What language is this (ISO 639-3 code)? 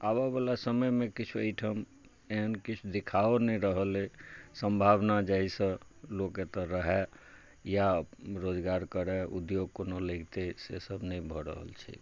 mai